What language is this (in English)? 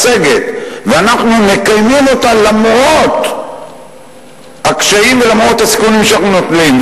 Hebrew